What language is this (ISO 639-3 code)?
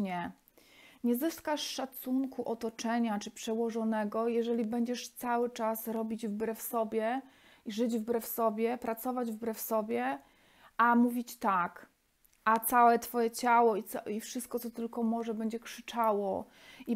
pol